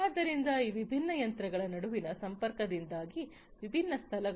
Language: Kannada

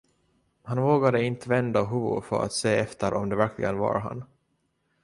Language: Swedish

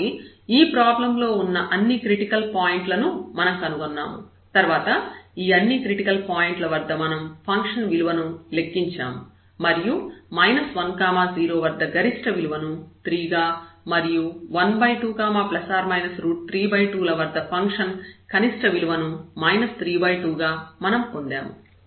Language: Telugu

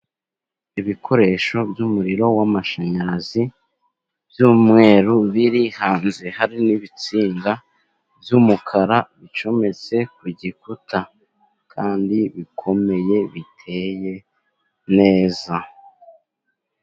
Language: Kinyarwanda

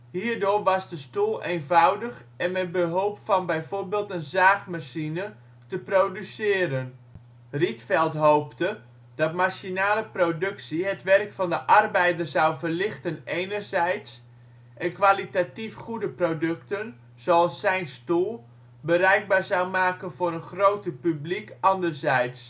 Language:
Dutch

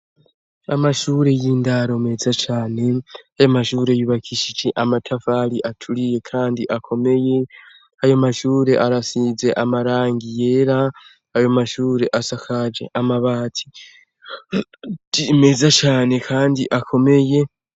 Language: Rundi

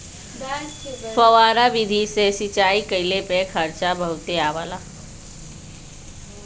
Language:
Bhojpuri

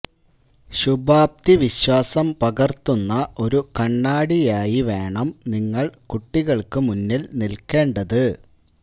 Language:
Malayalam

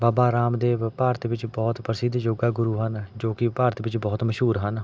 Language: Punjabi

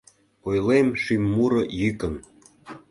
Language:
Mari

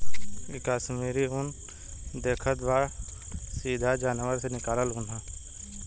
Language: Bhojpuri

